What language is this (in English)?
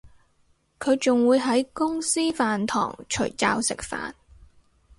Cantonese